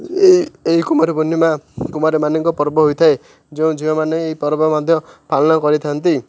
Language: Odia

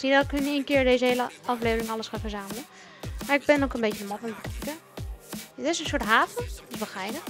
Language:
Dutch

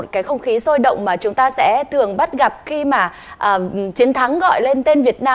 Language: Vietnamese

